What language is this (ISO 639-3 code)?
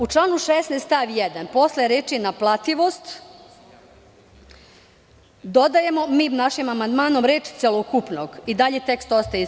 srp